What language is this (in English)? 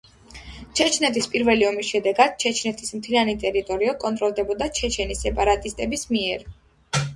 Georgian